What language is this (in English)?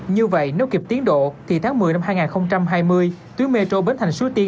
Vietnamese